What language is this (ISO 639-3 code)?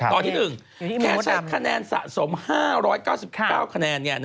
tha